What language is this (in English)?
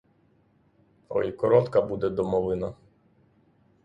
Ukrainian